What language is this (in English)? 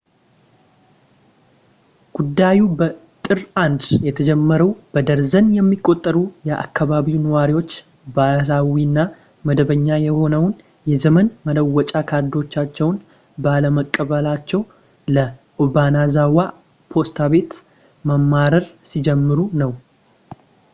Amharic